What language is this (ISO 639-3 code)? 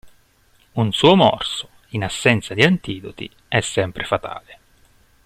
ita